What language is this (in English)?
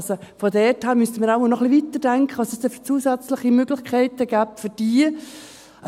Swiss German